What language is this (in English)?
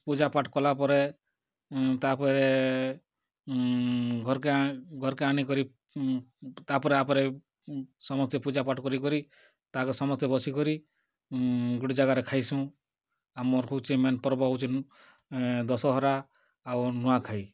Odia